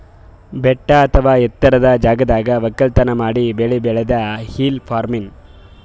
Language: Kannada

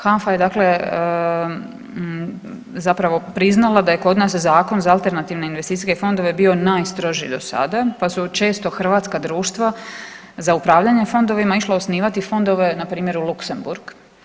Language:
Croatian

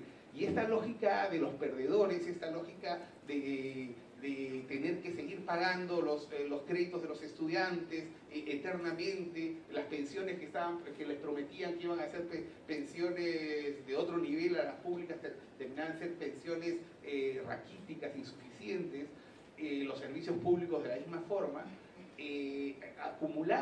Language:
Spanish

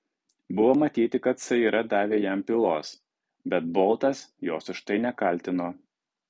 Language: Lithuanian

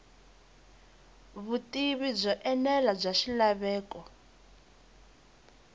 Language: Tsonga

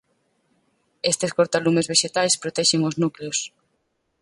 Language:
Galician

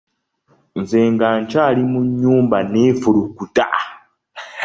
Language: Ganda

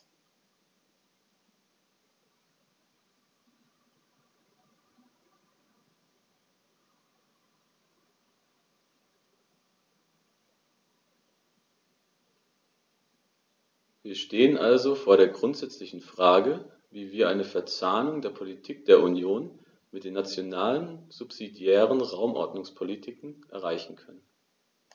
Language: German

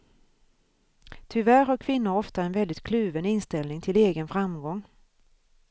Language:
Swedish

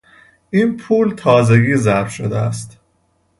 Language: Persian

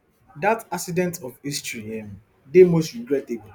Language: Nigerian Pidgin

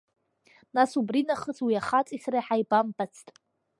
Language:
Abkhazian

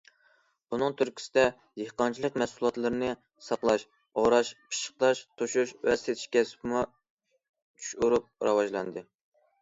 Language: Uyghur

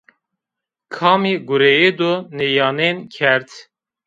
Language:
Zaza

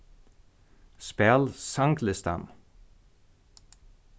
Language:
Faroese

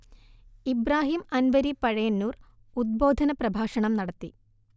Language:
Malayalam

